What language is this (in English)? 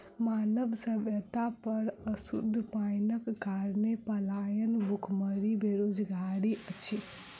Maithili